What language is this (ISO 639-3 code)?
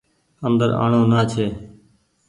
gig